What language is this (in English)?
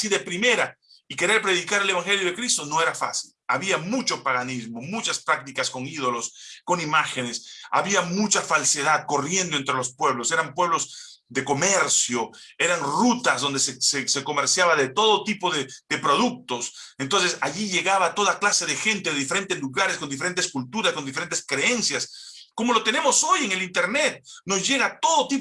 Spanish